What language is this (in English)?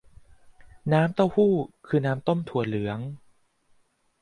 Thai